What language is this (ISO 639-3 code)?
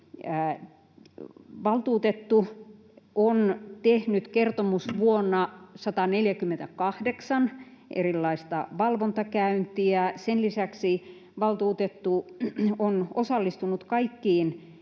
fin